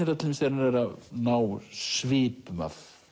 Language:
Icelandic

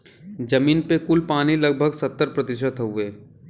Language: Bhojpuri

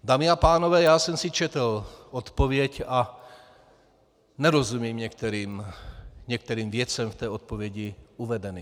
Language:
Czech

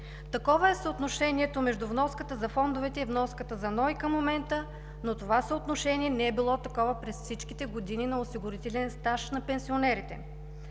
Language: Bulgarian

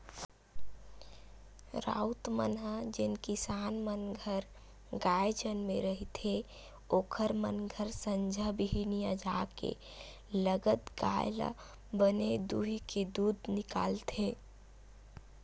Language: Chhattisgarhi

